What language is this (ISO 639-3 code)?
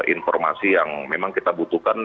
ind